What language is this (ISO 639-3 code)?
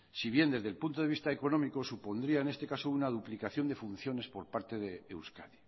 spa